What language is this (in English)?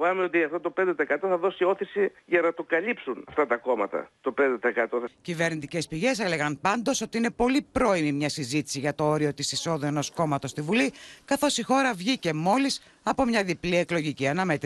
Greek